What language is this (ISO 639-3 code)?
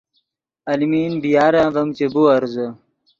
ydg